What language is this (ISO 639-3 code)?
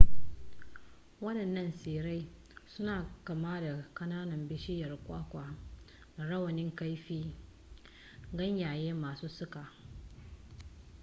hau